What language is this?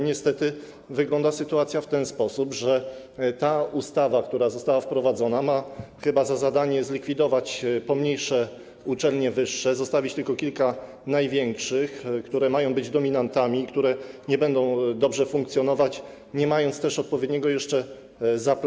Polish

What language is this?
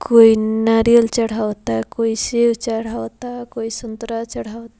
Bhojpuri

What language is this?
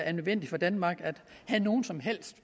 Danish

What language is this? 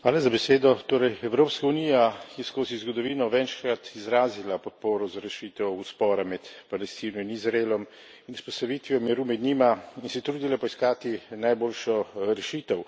Slovenian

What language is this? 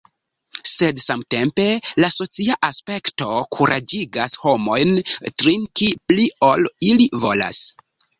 Esperanto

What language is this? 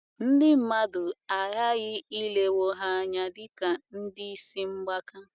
Igbo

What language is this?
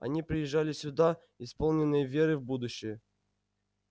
Russian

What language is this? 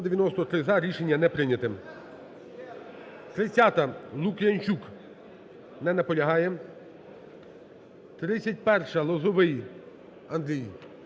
Ukrainian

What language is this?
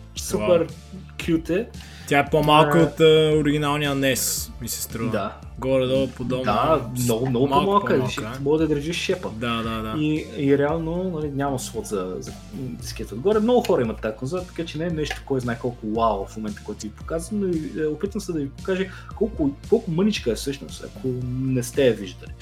Bulgarian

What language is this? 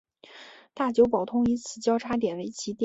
Chinese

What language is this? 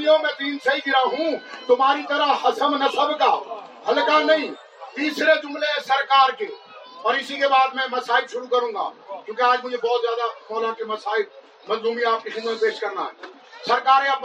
Urdu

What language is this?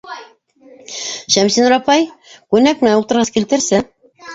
Bashkir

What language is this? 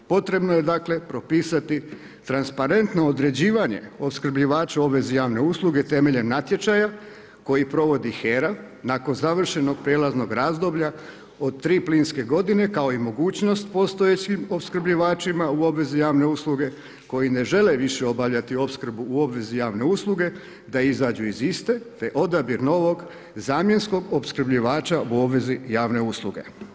Croatian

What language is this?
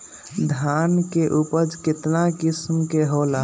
Magahi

